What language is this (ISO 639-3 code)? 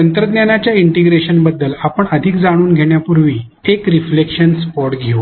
mar